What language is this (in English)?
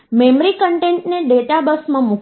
Gujarati